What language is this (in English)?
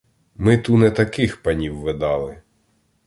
Ukrainian